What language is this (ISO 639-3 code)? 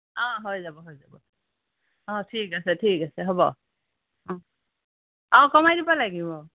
asm